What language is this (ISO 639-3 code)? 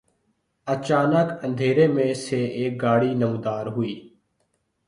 urd